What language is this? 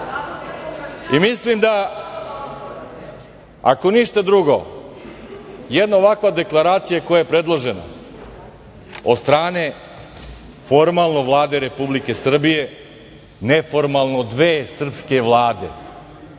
Serbian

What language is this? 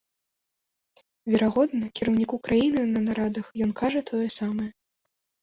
Belarusian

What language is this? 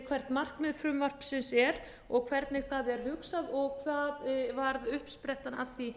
Icelandic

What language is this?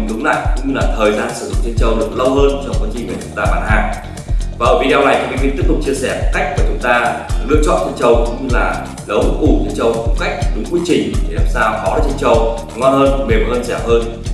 Vietnamese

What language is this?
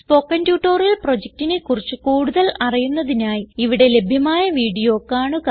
Malayalam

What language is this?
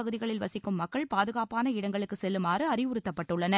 Tamil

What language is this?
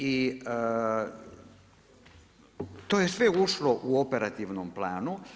Croatian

